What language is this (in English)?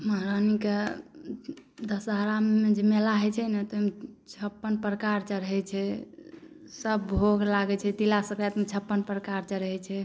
Maithili